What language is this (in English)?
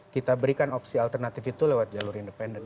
Indonesian